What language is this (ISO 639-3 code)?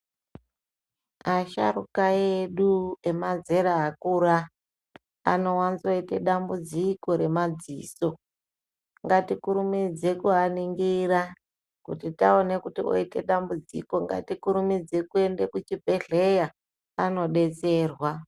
ndc